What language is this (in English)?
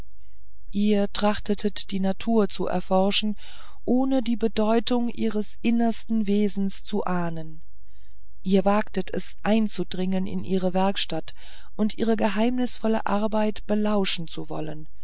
German